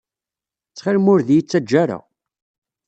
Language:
Kabyle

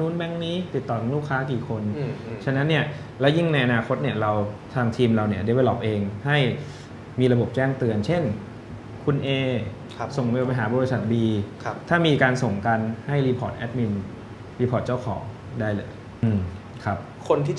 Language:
Thai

